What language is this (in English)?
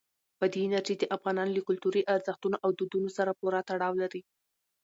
Pashto